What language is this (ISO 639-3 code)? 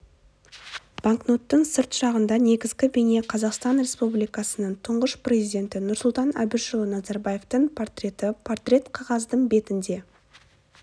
kaz